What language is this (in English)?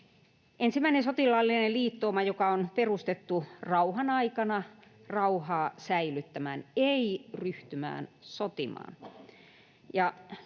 Finnish